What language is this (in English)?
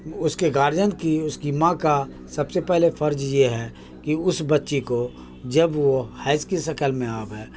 Urdu